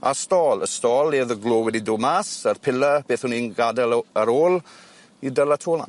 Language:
Welsh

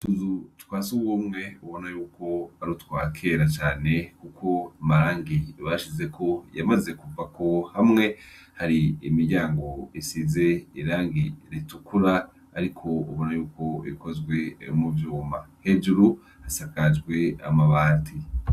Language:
Rundi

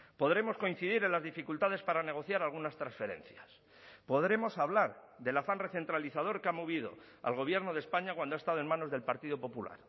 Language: Spanish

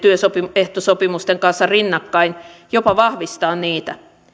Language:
Finnish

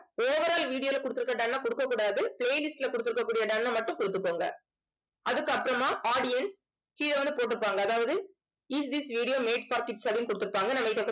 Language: Tamil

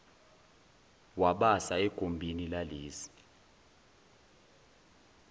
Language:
Zulu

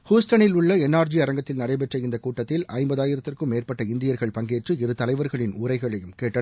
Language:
Tamil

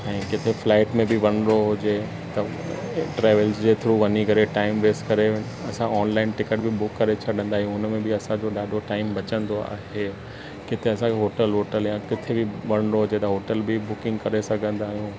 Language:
Sindhi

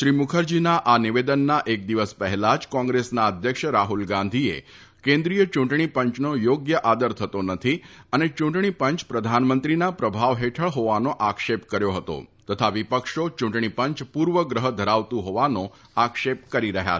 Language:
Gujarati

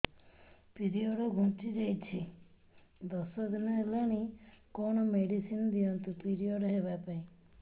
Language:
Odia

